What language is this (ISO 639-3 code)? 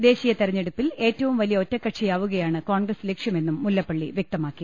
mal